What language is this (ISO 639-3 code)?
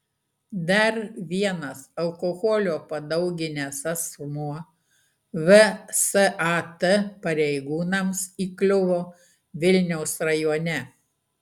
lit